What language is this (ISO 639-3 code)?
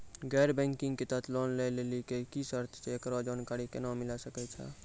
mai